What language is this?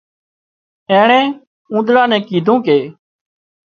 Wadiyara Koli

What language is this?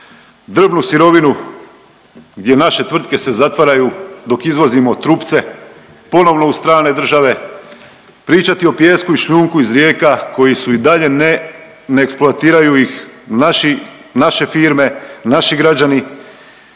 Croatian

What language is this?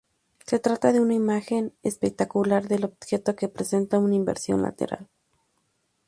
Spanish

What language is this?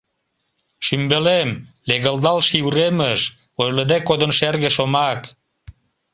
Mari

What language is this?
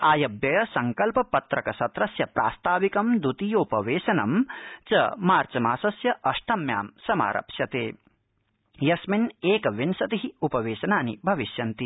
Sanskrit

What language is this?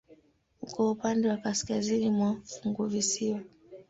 Swahili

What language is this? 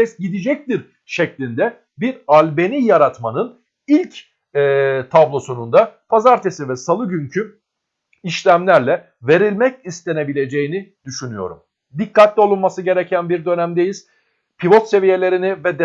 Turkish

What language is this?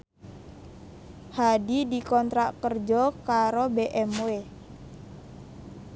Javanese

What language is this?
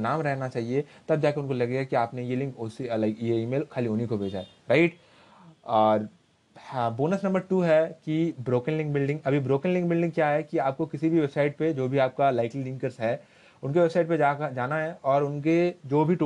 Hindi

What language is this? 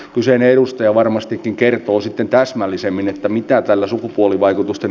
Finnish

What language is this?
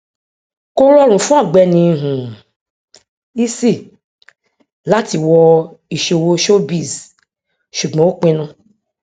Yoruba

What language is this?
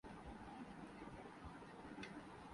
Urdu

